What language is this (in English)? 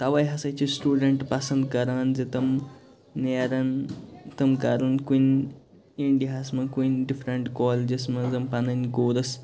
Kashmiri